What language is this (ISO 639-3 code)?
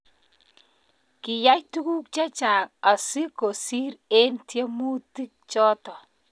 kln